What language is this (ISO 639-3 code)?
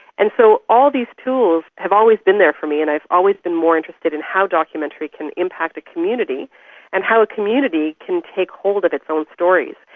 eng